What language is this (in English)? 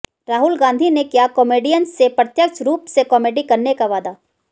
Hindi